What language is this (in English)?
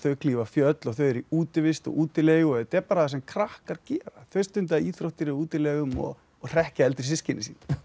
Icelandic